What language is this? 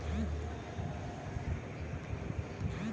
Bangla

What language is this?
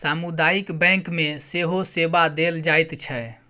Maithili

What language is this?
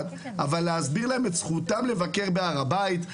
Hebrew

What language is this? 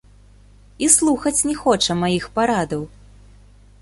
Belarusian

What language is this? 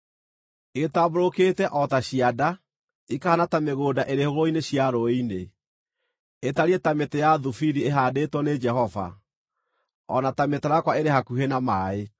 Kikuyu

